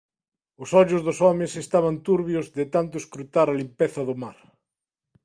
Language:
Galician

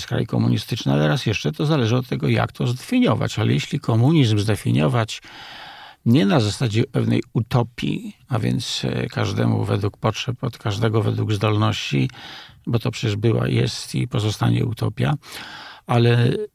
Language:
Polish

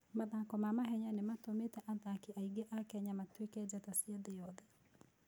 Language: Kikuyu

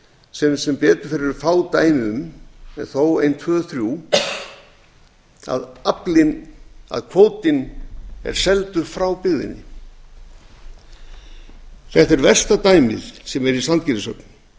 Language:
Icelandic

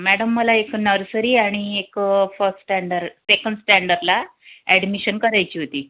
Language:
Marathi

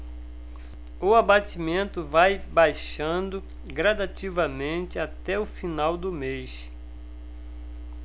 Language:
Portuguese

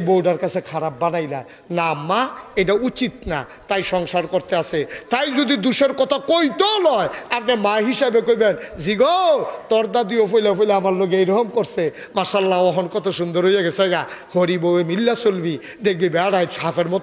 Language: Bangla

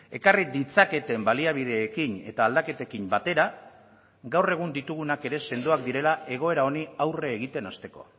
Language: Basque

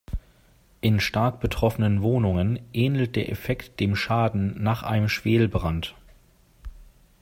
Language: German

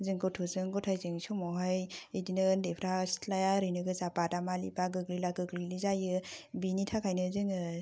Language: Bodo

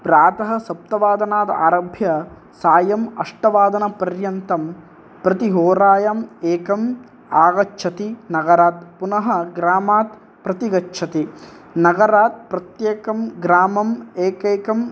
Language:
Sanskrit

